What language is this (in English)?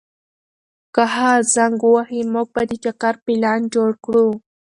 Pashto